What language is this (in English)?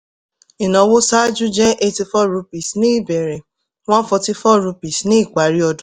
Yoruba